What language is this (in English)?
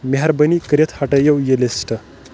Kashmiri